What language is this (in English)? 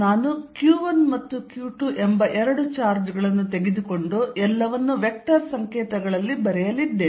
Kannada